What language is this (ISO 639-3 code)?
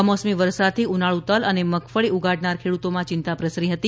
guj